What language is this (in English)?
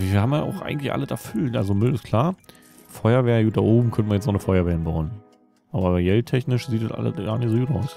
German